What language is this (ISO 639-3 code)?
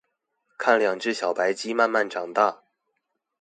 zho